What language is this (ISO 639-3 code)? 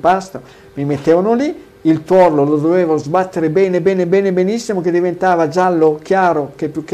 ita